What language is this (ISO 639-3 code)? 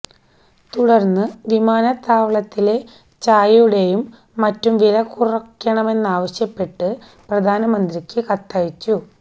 mal